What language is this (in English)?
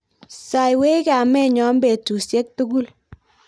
Kalenjin